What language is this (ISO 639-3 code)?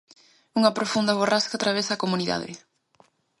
glg